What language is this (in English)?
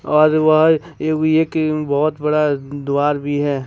Hindi